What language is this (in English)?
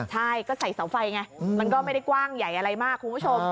Thai